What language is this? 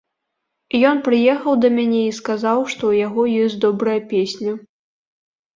Belarusian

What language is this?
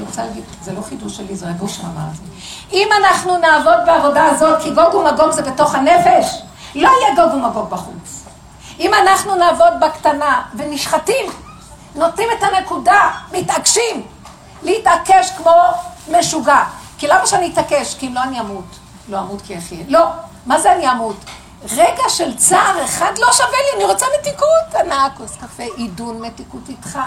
Hebrew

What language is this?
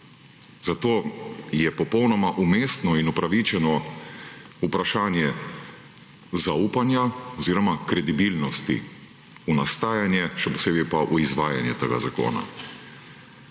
Slovenian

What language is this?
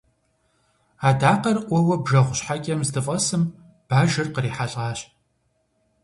Kabardian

